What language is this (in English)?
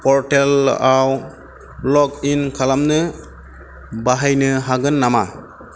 Bodo